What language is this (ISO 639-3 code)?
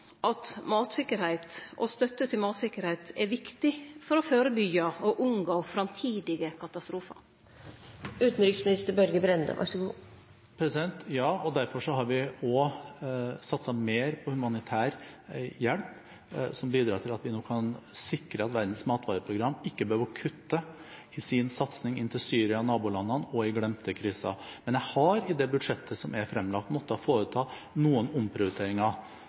nor